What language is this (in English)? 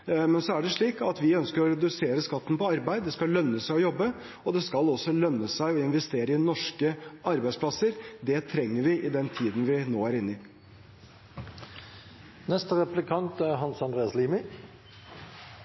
Norwegian Bokmål